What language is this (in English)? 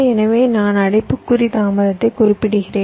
Tamil